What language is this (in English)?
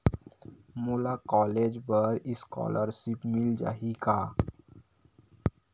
Chhattisgarhi